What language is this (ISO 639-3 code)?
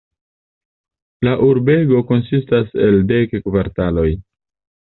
epo